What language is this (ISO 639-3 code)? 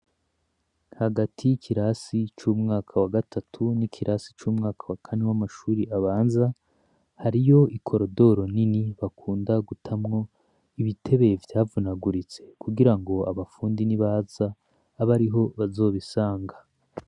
run